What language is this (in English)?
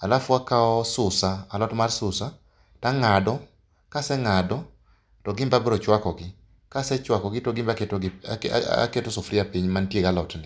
Luo (Kenya and Tanzania)